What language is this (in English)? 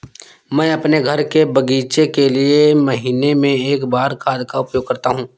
Hindi